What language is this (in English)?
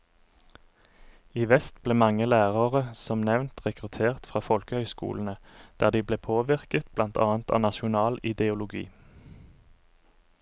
Norwegian